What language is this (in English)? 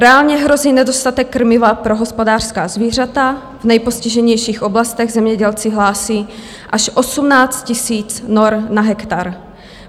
Czech